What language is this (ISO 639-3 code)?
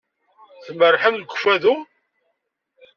kab